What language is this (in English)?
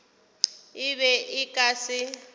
Northern Sotho